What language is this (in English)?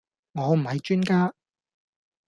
Cantonese